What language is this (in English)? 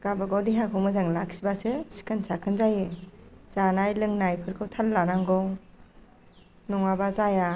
Bodo